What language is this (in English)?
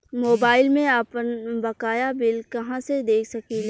Bhojpuri